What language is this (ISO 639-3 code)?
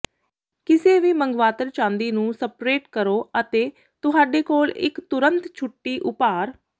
pan